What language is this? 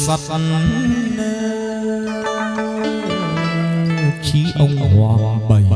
Vietnamese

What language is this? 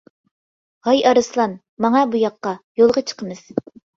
Uyghur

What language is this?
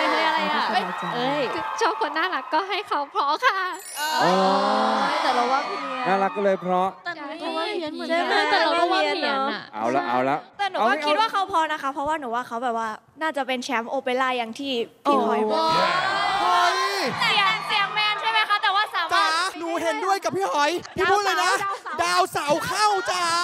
Thai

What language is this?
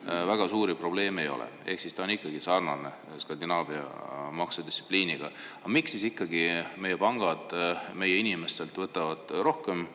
Estonian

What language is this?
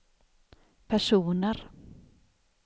Swedish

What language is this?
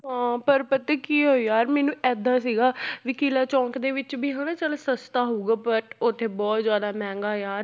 Punjabi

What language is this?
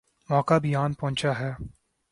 Urdu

